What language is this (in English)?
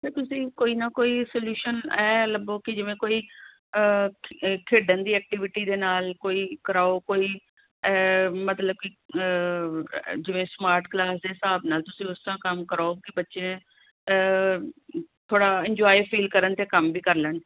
Punjabi